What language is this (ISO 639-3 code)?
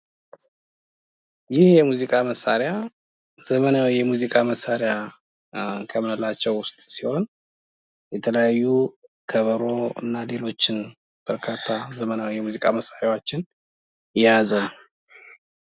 amh